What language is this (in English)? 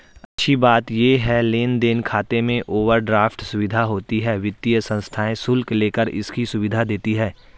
Hindi